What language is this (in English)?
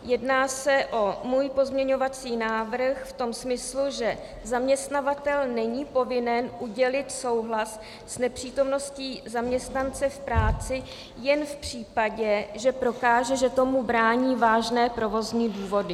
Czech